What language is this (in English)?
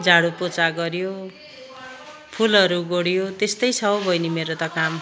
Nepali